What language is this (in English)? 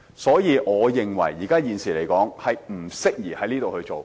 Cantonese